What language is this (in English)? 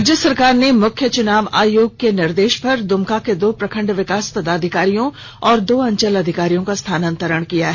Hindi